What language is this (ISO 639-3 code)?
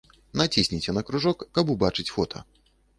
bel